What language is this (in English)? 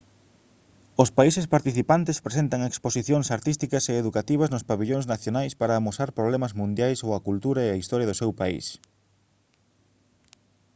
Galician